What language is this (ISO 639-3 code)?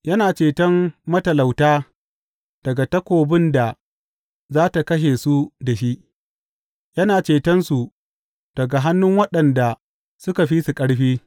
hau